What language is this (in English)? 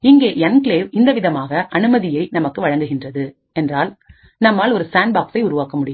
Tamil